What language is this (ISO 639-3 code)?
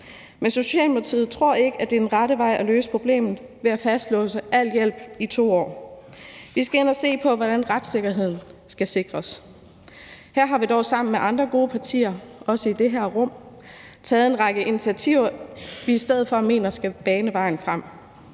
dan